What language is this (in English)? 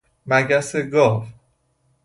Persian